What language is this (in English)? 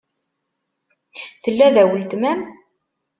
Kabyle